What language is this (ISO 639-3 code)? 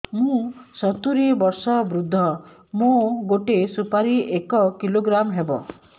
ori